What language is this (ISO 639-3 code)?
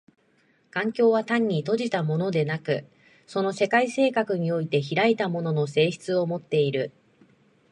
jpn